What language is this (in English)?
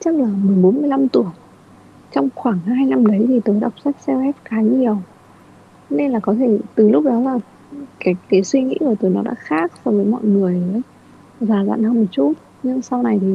Vietnamese